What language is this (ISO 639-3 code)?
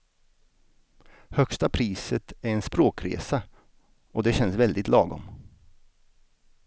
swe